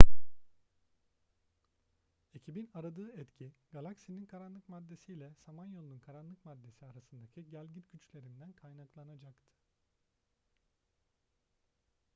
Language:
Turkish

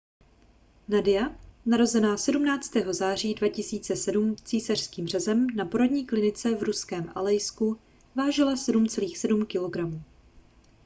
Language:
Czech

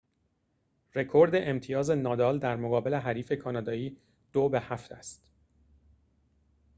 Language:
Persian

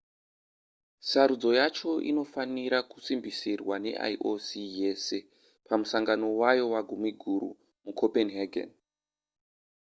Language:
Shona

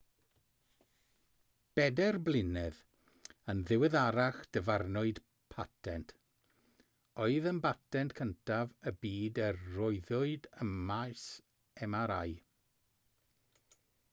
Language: Welsh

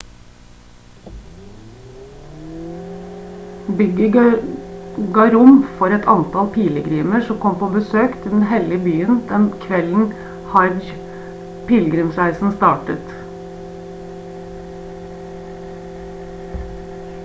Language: Norwegian Bokmål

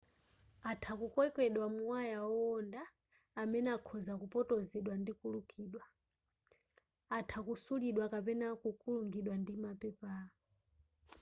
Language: Nyanja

